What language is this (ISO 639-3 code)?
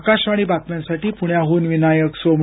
mar